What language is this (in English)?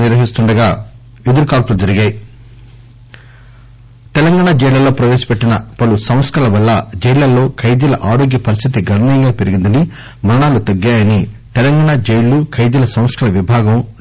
Telugu